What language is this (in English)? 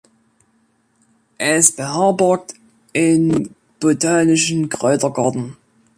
German